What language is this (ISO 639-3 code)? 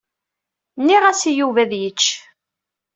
kab